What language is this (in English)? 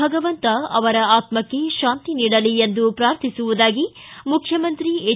Kannada